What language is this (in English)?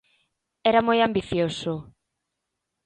Galician